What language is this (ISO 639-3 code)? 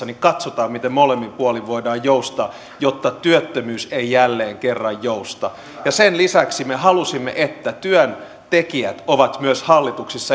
fin